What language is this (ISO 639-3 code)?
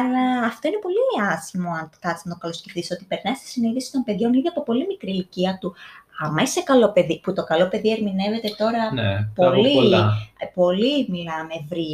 ell